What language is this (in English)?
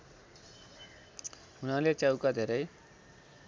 Nepali